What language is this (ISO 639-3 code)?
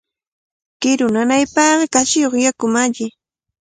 qvl